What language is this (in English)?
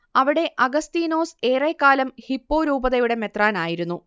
Malayalam